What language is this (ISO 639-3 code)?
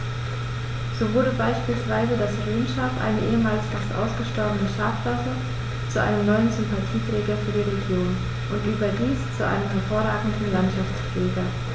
deu